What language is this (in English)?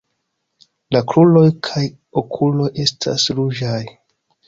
Esperanto